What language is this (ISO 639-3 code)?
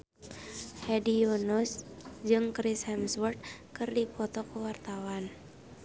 sun